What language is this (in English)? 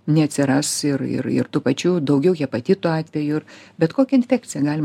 Lithuanian